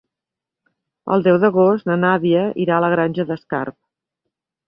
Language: Catalan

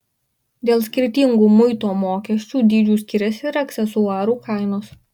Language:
Lithuanian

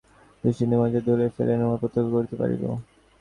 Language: Bangla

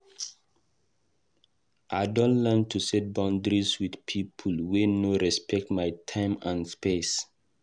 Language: Nigerian Pidgin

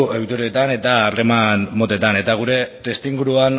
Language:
Basque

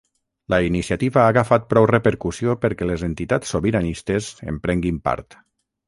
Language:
Catalan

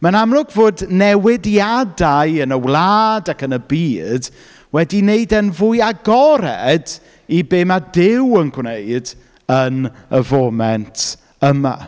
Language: Welsh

